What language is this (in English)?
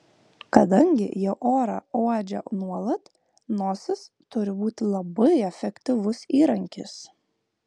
Lithuanian